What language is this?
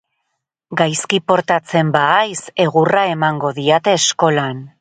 Basque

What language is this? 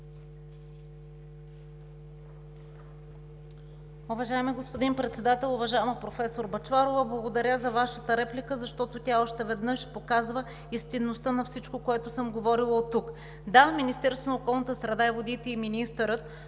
Bulgarian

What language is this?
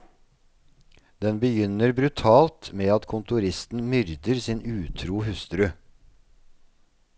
Norwegian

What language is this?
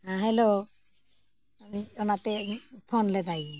Santali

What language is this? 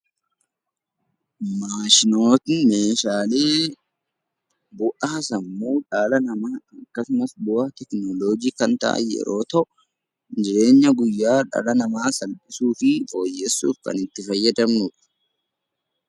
Oromo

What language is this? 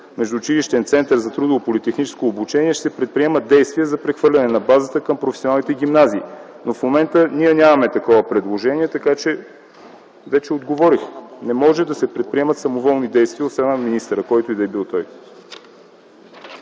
Bulgarian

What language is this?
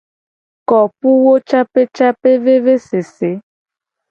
Gen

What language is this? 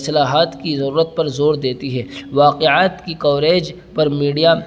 Urdu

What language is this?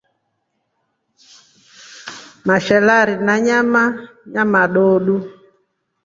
Rombo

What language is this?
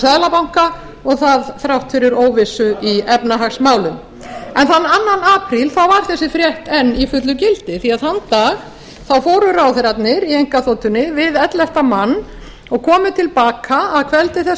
Icelandic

